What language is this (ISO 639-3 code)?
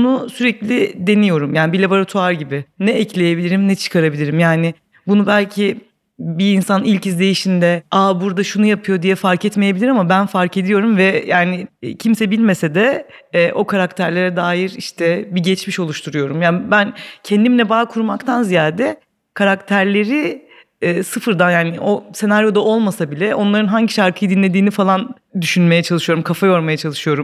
tur